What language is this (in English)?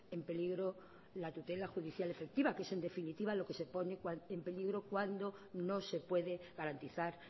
Spanish